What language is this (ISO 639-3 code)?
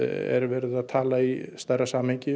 isl